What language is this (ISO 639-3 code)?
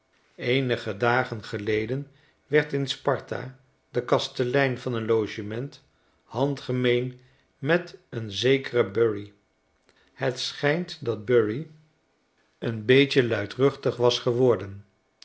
nld